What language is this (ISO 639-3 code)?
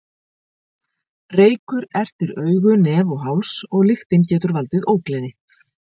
isl